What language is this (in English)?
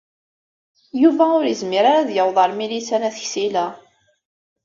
Kabyle